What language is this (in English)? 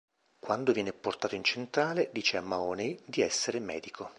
Italian